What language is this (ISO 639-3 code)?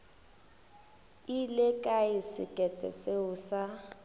nso